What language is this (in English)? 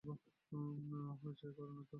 Bangla